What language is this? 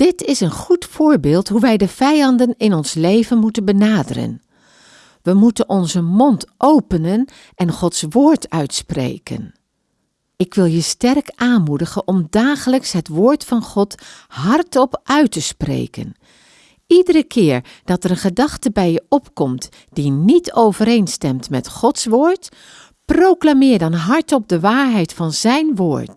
Dutch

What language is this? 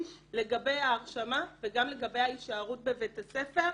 Hebrew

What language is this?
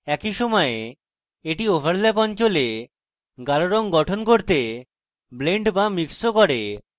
Bangla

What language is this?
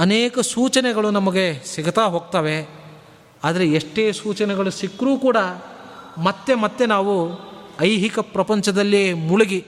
Kannada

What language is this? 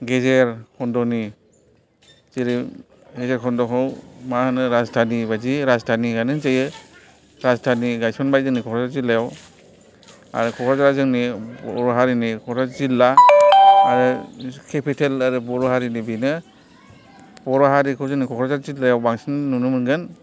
Bodo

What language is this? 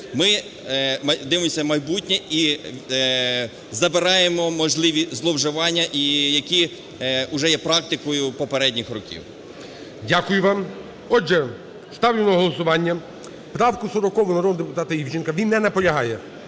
Ukrainian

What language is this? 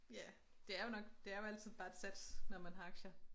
Danish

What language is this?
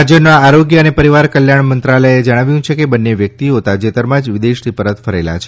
Gujarati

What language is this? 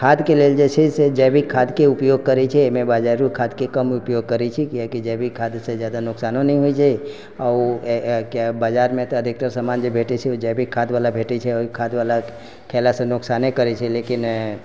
Maithili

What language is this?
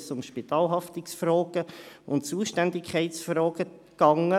Swiss German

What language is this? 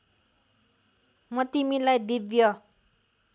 Nepali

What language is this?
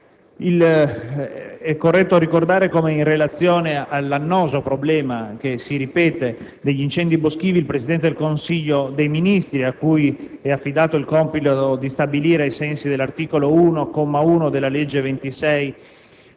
Italian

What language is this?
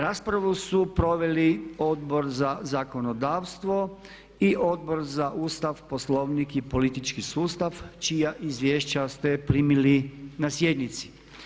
Croatian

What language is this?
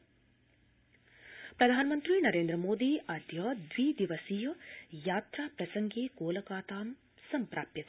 Sanskrit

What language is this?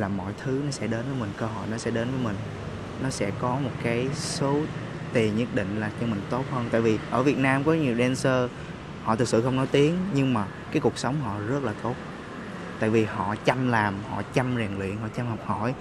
Vietnamese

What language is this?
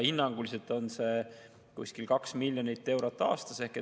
Estonian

